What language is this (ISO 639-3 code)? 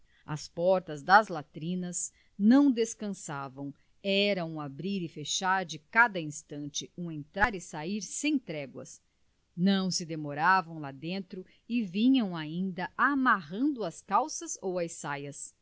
por